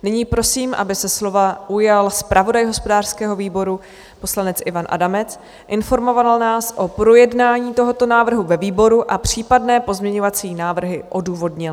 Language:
Czech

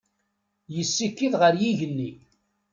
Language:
Kabyle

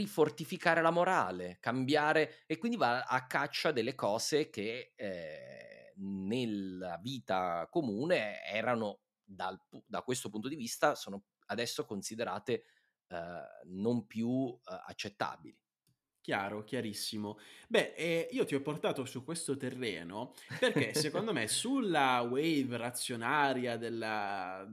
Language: Italian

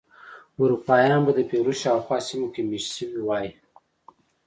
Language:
Pashto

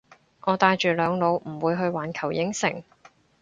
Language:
Cantonese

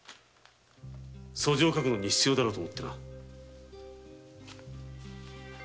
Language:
Japanese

